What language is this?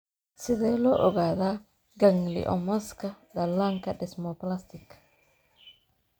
Somali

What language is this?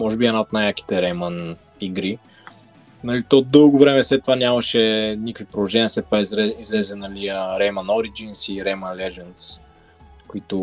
Bulgarian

